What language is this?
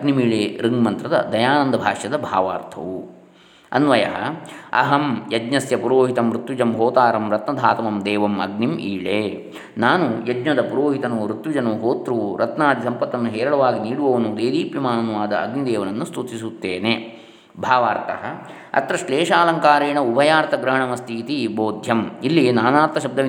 Kannada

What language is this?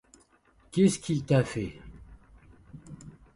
French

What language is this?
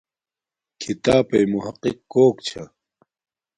Domaaki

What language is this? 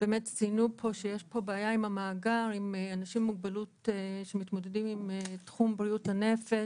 Hebrew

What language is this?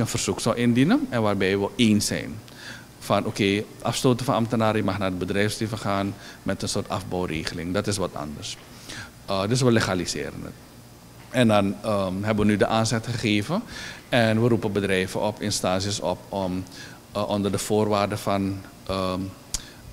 Dutch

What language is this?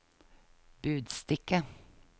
Norwegian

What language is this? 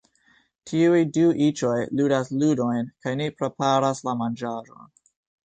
Esperanto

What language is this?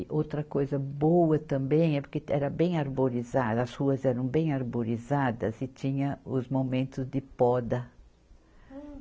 Portuguese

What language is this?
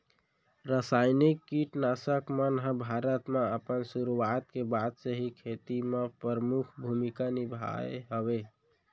Chhattisgarhi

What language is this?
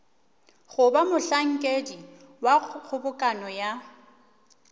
Northern Sotho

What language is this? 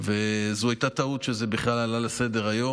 Hebrew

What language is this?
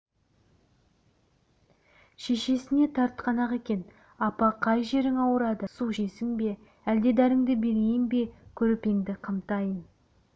Kazakh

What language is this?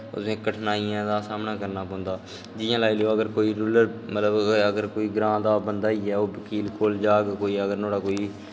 Dogri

